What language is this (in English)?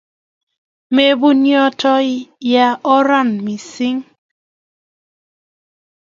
Kalenjin